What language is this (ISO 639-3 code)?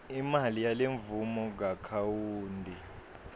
ssw